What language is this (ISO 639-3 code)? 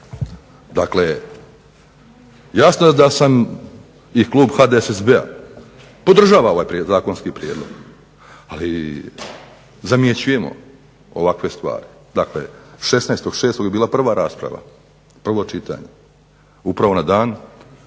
hrv